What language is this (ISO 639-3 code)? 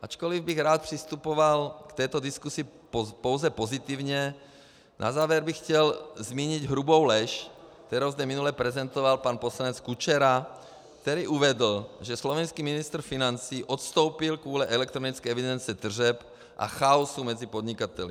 ces